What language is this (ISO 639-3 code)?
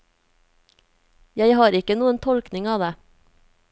nor